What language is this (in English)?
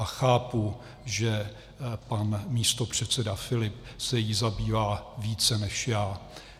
Czech